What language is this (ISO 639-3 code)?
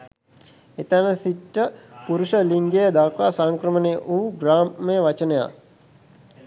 sin